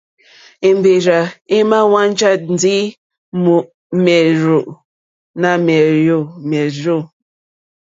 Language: Mokpwe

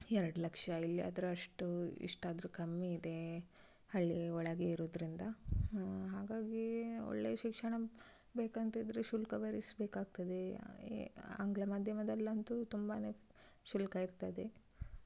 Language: Kannada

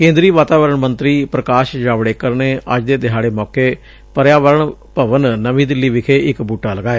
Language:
Punjabi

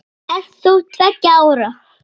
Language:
Icelandic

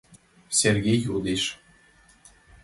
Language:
Mari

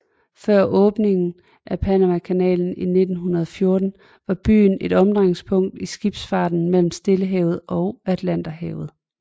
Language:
Danish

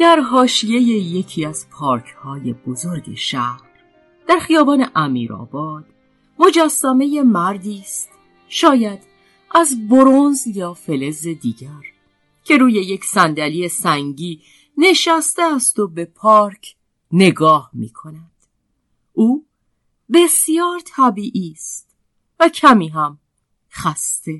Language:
Persian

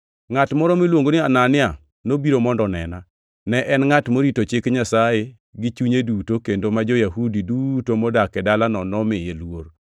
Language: Luo (Kenya and Tanzania)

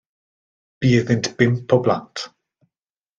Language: Welsh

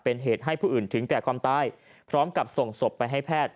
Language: Thai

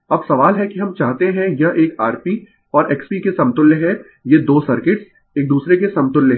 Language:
Hindi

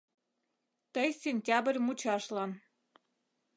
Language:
Mari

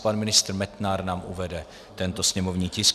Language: Czech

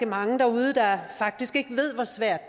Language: Danish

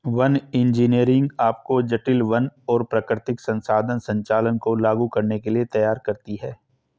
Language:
Hindi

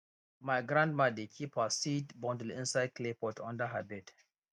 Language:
Nigerian Pidgin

